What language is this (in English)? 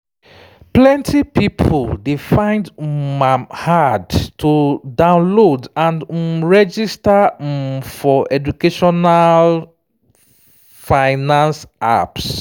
Nigerian Pidgin